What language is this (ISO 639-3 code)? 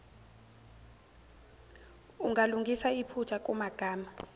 zul